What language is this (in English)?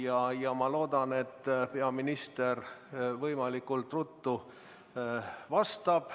Estonian